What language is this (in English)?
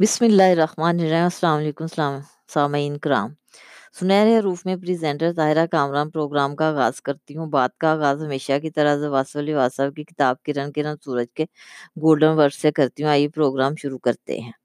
Urdu